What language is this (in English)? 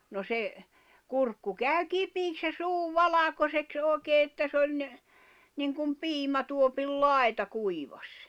Finnish